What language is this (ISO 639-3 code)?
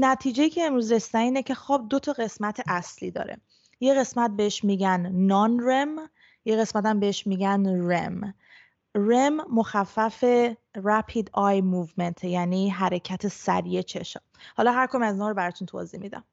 fas